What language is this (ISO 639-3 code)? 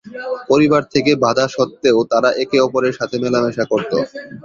ben